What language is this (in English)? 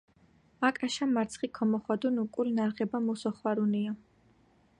Georgian